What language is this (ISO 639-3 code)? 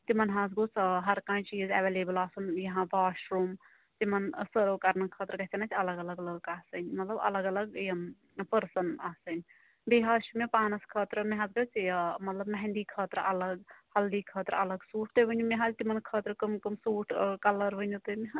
kas